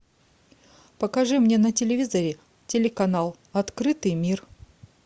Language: Russian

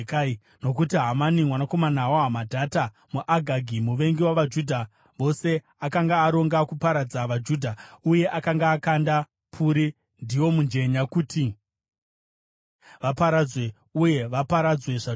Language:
Shona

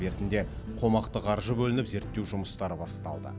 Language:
Kazakh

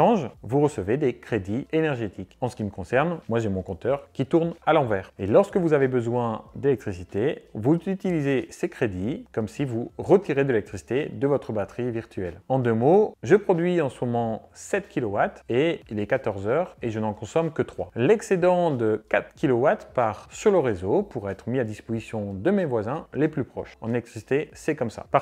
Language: French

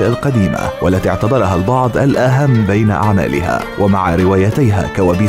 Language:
Arabic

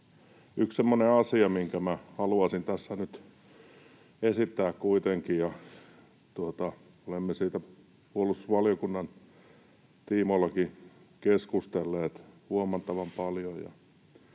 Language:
Finnish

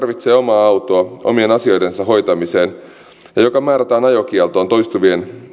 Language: Finnish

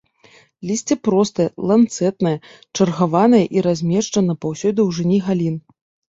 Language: Belarusian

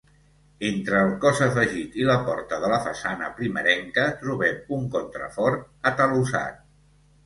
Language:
Catalan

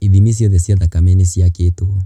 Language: Kikuyu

